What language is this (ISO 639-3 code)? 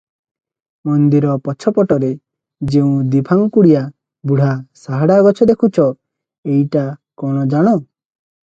ori